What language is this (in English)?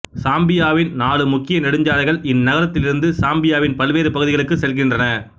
Tamil